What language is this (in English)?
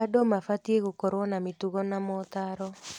Kikuyu